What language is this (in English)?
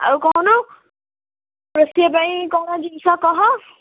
Odia